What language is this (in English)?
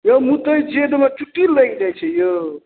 Maithili